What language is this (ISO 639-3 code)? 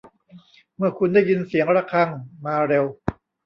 tha